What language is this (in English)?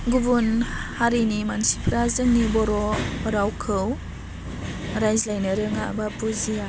Bodo